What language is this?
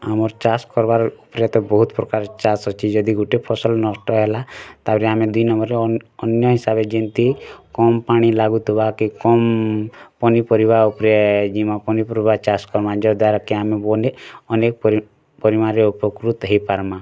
Odia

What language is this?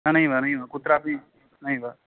Sanskrit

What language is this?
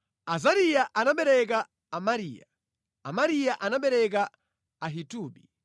Nyanja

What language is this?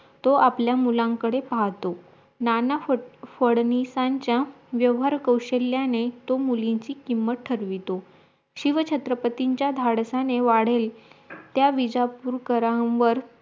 Marathi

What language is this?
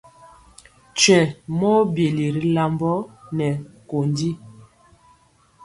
Mpiemo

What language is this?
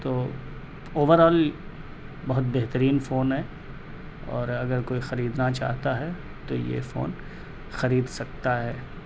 Urdu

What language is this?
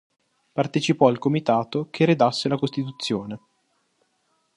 Italian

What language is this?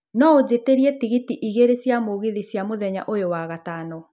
Kikuyu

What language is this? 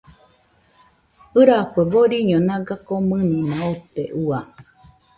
Nüpode Huitoto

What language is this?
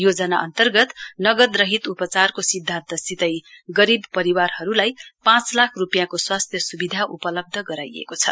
Nepali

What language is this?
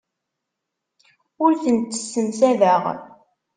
Kabyle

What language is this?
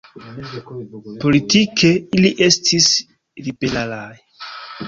Esperanto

